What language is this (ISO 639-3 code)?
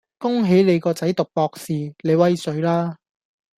yue